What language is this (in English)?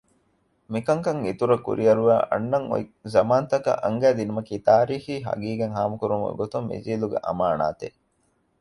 Divehi